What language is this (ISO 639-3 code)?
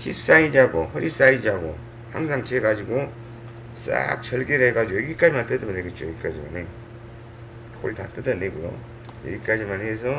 kor